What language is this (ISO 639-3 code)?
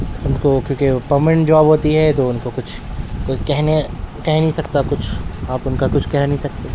urd